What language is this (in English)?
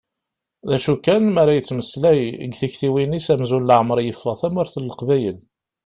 Kabyle